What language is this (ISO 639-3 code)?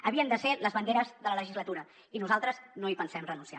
cat